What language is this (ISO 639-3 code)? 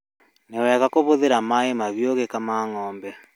kik